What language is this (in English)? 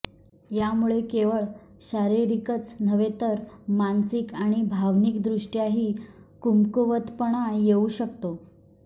Marathi